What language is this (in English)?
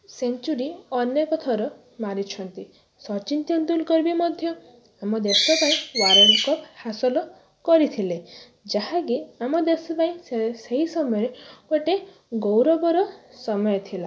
Odia